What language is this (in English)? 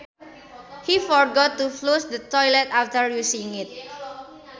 Sundanese